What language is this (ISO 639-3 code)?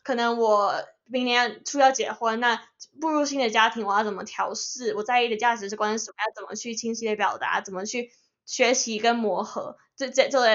zho